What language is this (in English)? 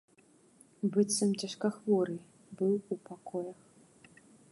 Belarusian